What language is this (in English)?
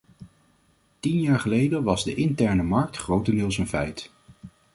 Dutch